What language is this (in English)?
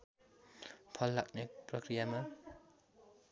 Nepali